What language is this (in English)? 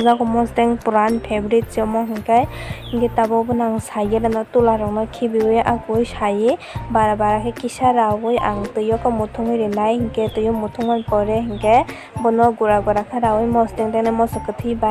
Thai